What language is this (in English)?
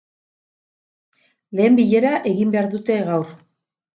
Basque